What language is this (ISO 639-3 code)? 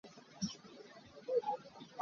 cnh